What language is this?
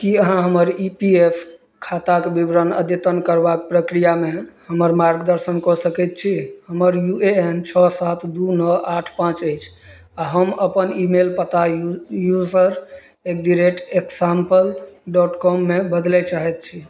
Maithili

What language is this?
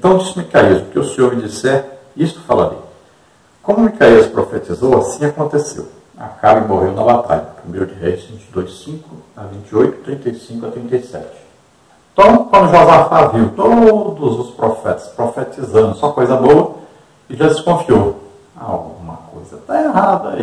Portuguese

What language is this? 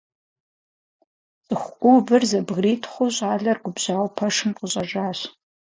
Kabardian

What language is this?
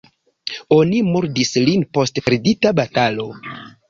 Esperanto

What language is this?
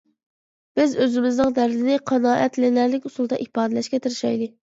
Uyghur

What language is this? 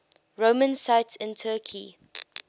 English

